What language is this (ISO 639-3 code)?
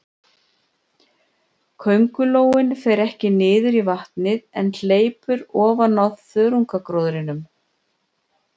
isl